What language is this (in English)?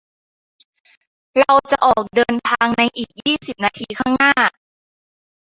Thai